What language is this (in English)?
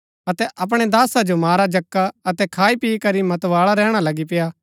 Gaddi